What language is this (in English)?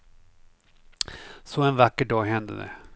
Swedish